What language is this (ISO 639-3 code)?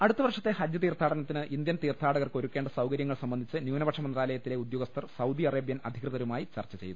mal